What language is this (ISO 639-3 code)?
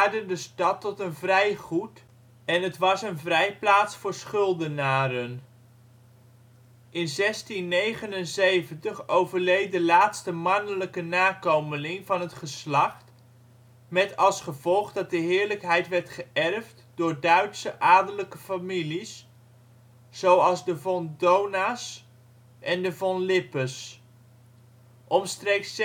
nld